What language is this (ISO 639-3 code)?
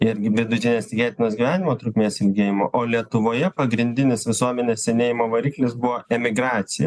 lit